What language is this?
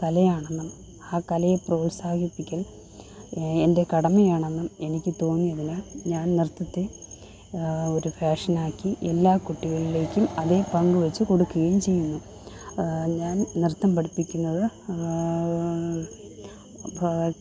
Malayalam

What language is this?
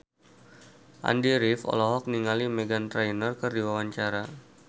Sundanese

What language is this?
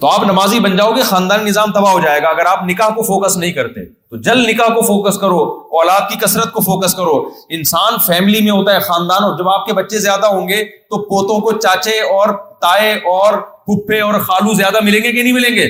Urdu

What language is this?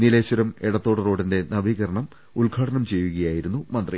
Malayalam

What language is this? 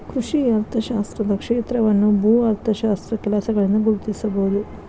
Kannada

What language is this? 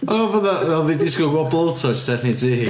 Welsh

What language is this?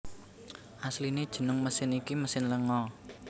Javanese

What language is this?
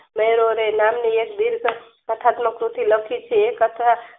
Gujarati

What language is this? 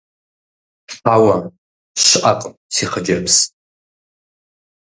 Kabardian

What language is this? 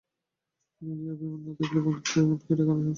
Bangla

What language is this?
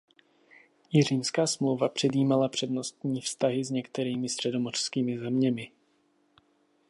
Czech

